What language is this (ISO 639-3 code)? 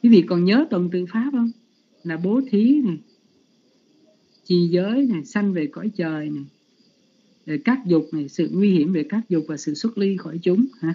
vie